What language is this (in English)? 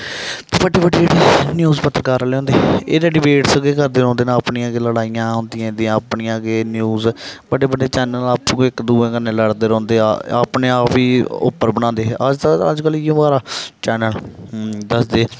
Dogri